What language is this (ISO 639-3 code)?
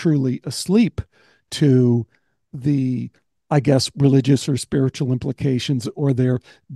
eng